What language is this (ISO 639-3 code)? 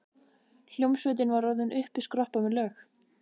isl